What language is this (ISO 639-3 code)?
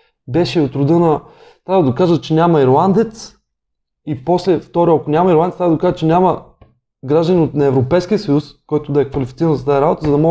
bul